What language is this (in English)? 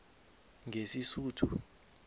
South Ndebele